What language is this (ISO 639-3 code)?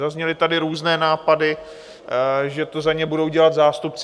ces